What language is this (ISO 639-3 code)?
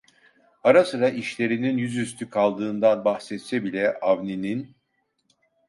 tur